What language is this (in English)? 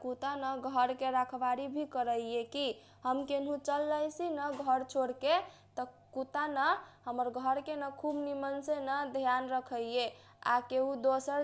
Kochila Tharu